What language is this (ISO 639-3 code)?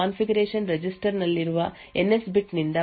kan